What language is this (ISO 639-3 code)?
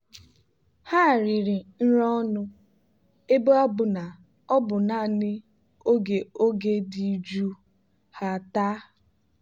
ibo